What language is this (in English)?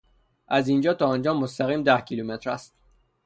Persian